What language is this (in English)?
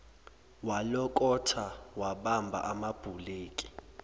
Zulu